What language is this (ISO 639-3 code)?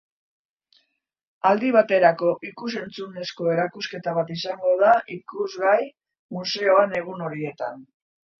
eus